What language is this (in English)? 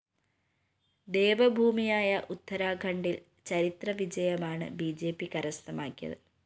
Malayalam